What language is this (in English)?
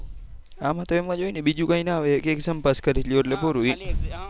Gujarati